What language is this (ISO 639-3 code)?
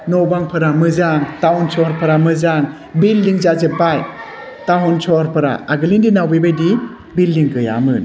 brx